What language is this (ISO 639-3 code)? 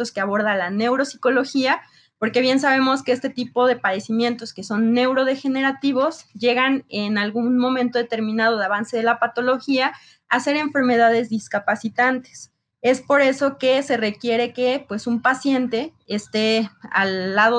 spa